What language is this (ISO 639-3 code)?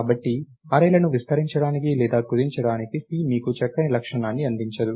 tel